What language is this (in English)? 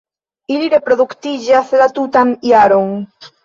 Esperanto